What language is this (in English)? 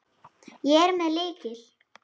Icelandic